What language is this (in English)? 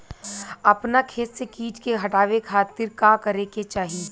Bhojpuri